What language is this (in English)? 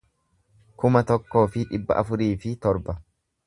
Oromo